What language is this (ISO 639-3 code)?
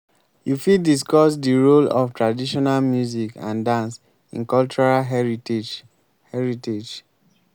pcm